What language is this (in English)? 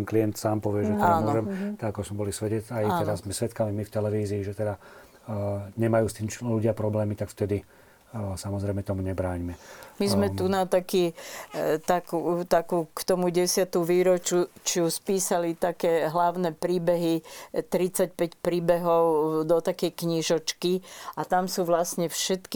Slovak